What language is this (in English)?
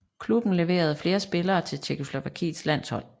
Danish